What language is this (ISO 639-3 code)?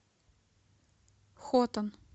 rus